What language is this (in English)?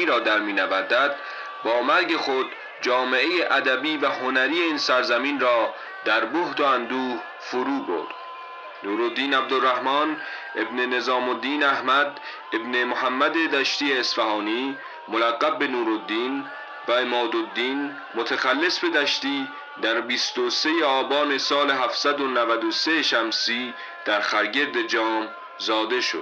Persian